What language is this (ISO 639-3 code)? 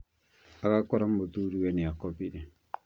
kik